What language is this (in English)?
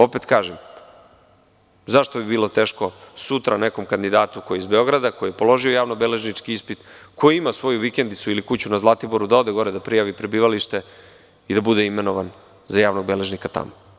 Serbian